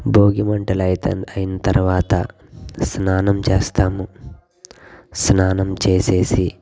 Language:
Telugu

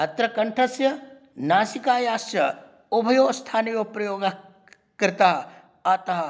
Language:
Sanskrit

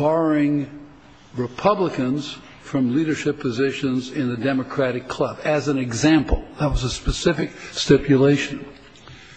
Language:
English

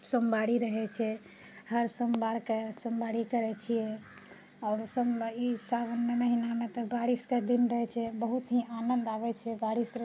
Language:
Maithili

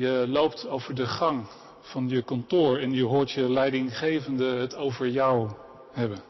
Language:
Dutch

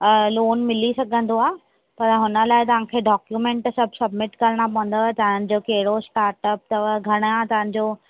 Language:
Sindhi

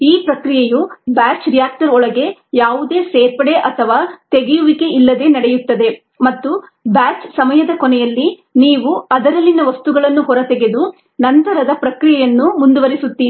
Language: Kannada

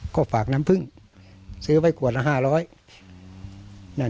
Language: Thai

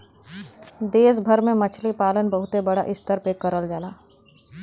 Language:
Bhojpuri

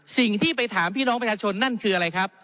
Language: Thai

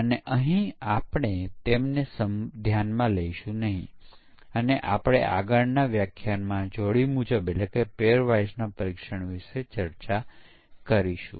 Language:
Gujarati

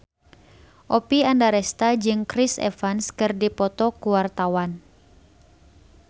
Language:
Sundanese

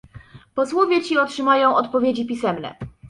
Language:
Polish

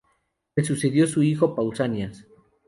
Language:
Spanish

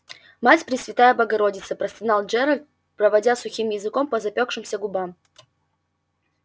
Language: Russian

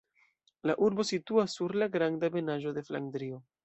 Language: Esperanto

